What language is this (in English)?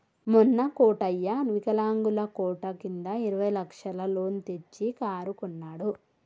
Telugu